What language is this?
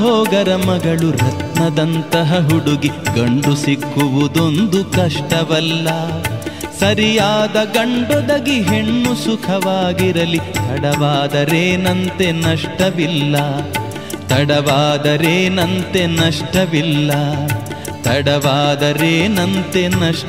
Kannada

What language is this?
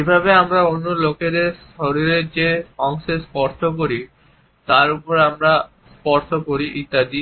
Bangla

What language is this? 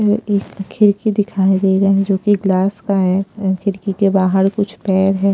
Hindi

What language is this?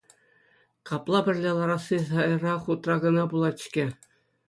Chuvash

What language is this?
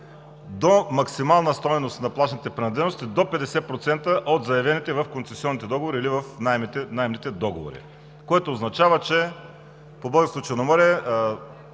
Bulgarian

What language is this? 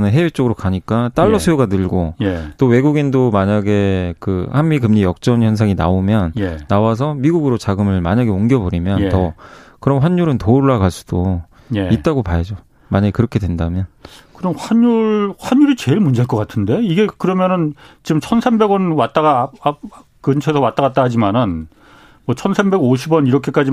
Korean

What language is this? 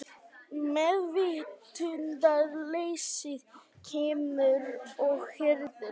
Icelandic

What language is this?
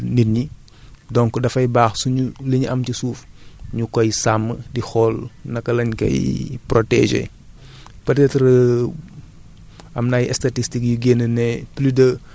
Wolof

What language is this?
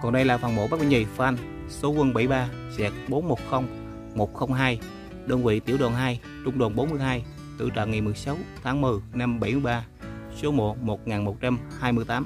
Vietnamese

